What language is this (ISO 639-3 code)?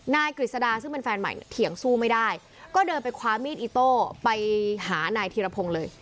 tha